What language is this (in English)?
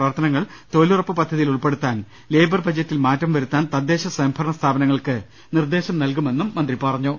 Malayalam